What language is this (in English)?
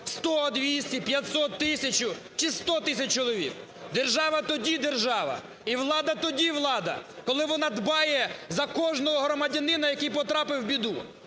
Ukrainian